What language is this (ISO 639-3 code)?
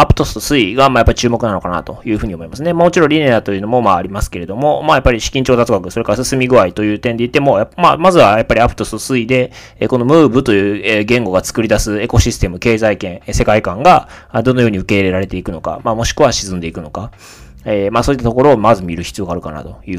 jpn